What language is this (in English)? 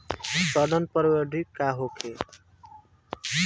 Bhojpuri